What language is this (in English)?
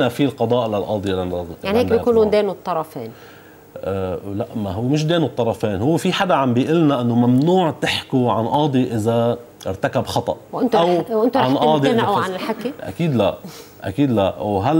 Arabic